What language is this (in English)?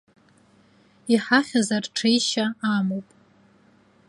Abkhazian